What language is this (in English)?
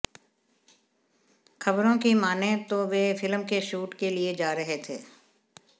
Hindi